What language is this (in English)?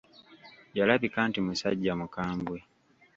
Ganda